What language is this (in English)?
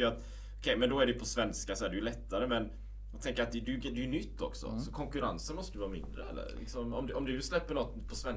Swedish